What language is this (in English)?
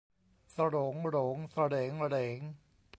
Thai